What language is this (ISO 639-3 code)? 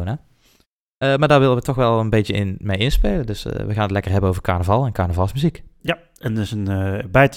nld